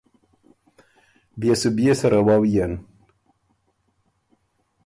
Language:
Ormuri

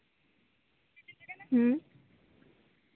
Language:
Santali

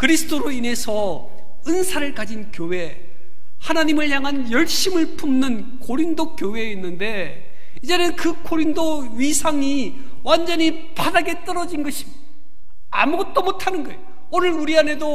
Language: Korean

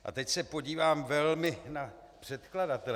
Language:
Czech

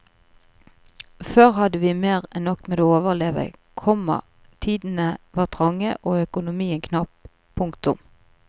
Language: Norwegian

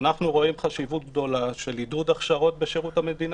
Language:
Hebrew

